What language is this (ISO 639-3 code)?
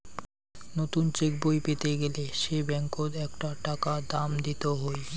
ben